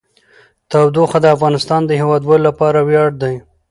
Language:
Pashto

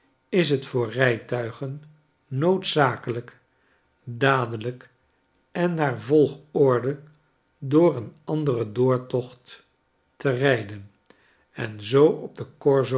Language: Dutch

